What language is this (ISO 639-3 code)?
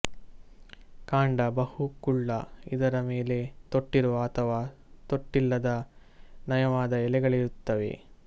kan